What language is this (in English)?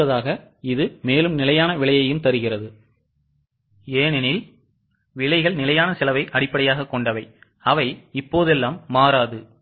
Tamil